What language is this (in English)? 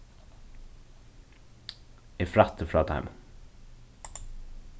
Faroese